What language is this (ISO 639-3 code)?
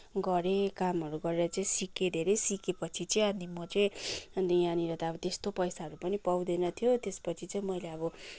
nep